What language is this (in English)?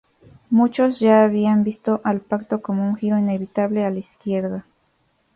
Spanish